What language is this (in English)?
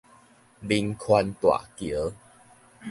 Min Nan Chinese